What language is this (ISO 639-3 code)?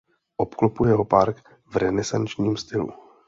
ces